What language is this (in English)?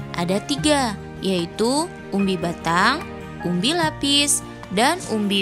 Indonesian